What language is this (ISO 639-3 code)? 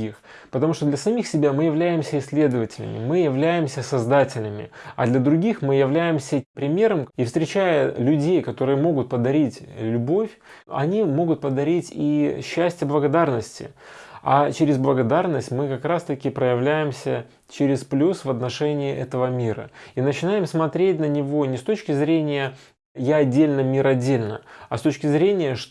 rus